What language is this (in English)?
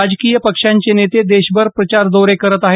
Marathi